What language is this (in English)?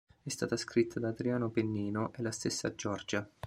Italian